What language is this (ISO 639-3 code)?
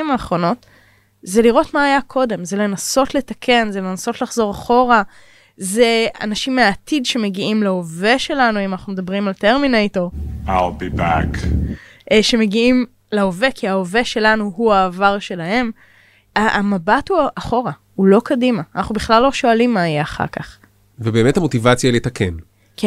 heb